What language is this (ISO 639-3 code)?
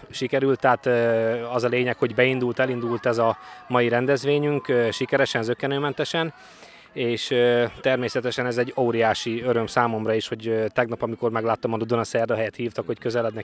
hun